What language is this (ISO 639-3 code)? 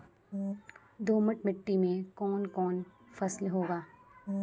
mai